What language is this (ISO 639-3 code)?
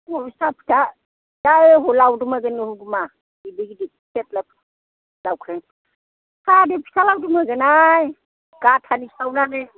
brx